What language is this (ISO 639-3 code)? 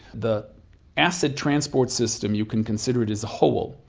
eng